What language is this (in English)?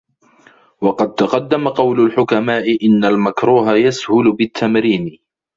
Arabic